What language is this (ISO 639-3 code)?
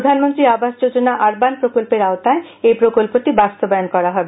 ben